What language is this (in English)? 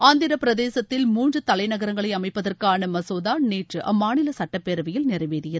Tamil